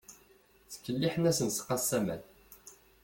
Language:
Kabyle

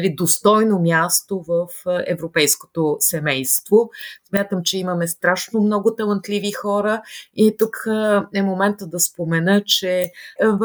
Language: Bulgarian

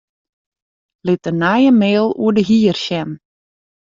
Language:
Western Frisian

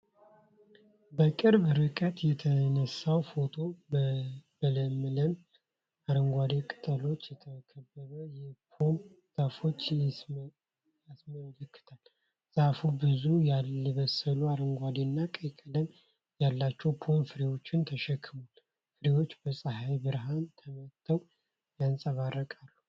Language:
Amharic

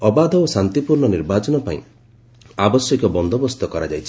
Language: Odia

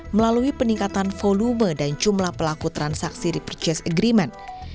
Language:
Indonesian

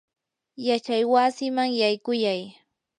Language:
Yanahuanca Pasco Quechua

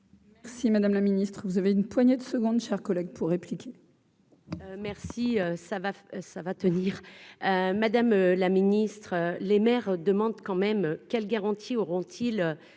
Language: French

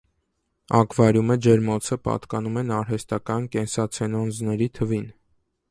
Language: Armenian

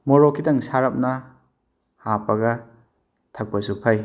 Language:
Manipuri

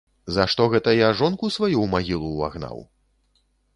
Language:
Belarusian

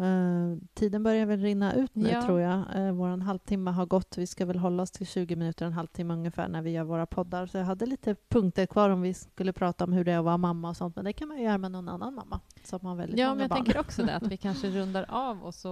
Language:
Swedish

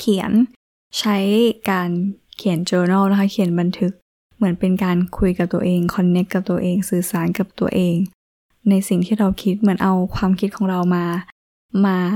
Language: Thai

